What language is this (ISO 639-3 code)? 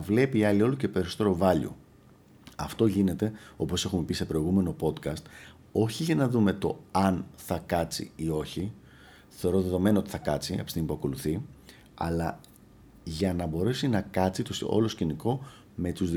ell